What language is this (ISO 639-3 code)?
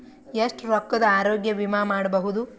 kan